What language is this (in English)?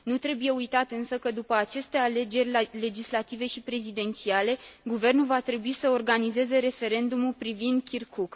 Romanian